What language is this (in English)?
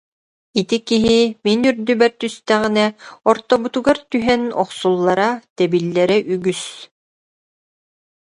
Yakut